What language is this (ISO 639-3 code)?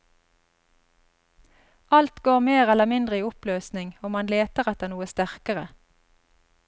nor